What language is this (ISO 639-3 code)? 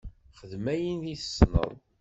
kab